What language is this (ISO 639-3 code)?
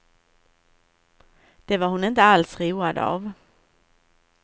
swe